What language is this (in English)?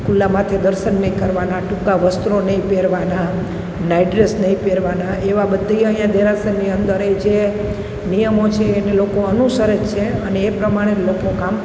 Gujarati